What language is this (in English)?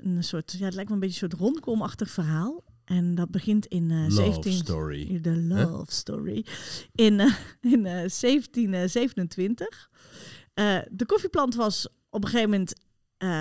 Dutch